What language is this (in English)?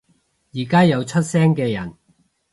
Cantonese